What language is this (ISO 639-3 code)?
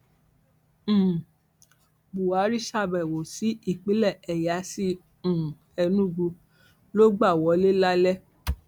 yor